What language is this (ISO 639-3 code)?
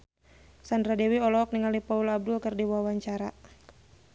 sun